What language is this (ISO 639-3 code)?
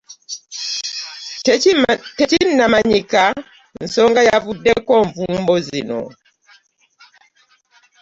lug